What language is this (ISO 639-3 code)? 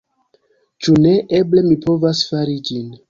epo